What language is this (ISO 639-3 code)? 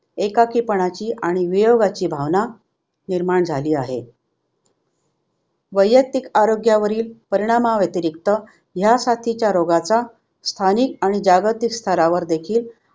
mar